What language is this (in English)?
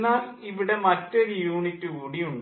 Malayalam